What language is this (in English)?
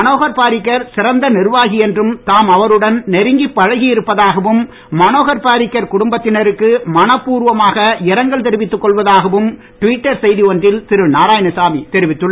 Tamil